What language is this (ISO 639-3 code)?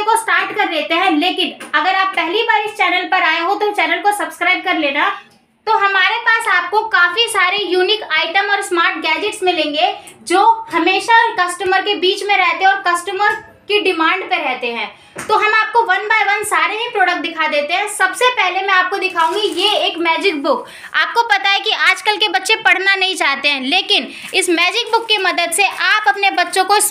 hin